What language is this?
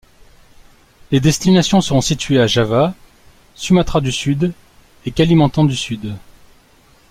French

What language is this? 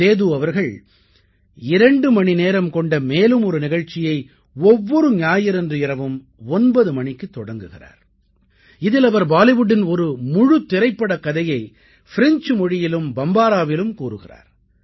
Tamil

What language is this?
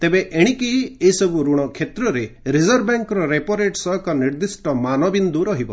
Odia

